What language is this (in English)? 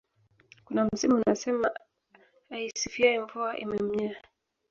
Swahili